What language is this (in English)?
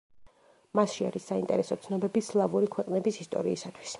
Georgian